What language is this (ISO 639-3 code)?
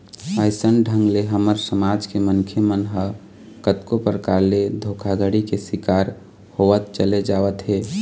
hne